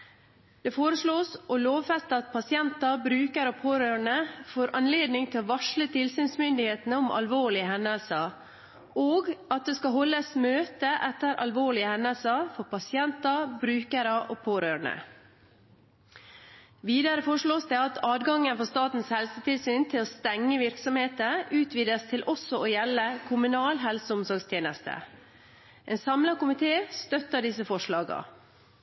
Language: Norwegian Bokmål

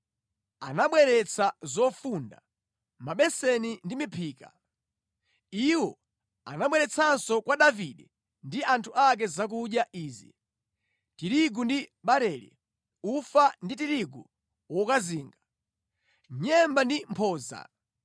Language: Nyanja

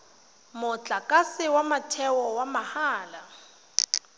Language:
Tswana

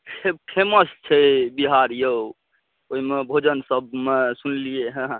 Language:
Maithili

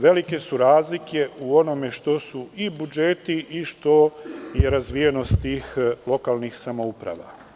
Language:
Serbian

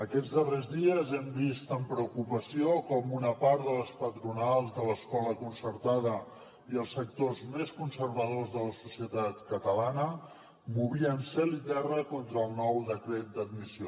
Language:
Catalan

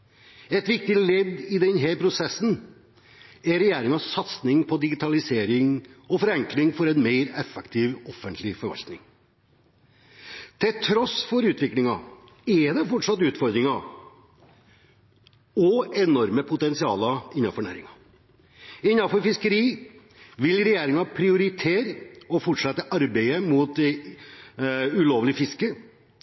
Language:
Norwegian Bokmål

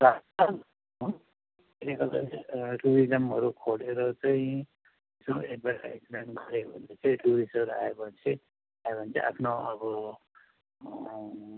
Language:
Nepali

